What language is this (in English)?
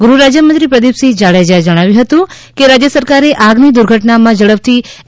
Gujarati